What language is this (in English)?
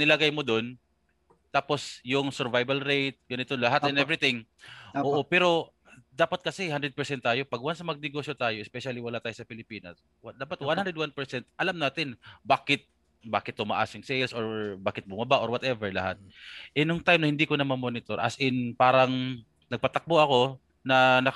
Filipino